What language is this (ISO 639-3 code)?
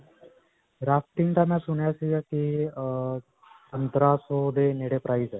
pan